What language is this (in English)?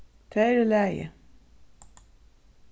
Faroese